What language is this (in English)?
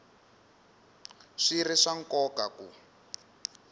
Tsonga